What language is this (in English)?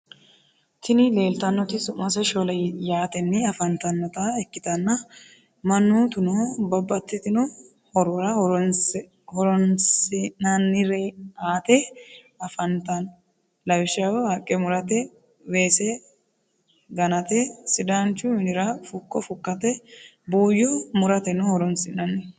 Sidamo